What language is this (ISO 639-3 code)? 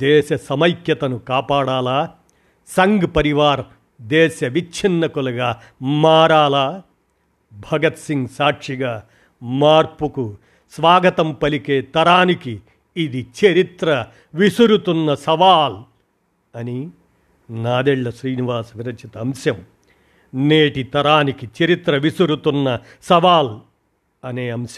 tel